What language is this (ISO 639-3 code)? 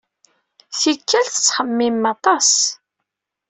kab